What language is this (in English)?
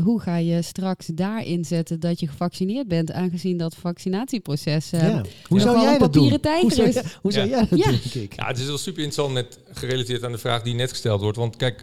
Dutch